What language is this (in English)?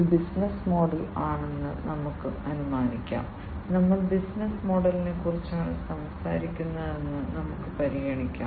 Malayalam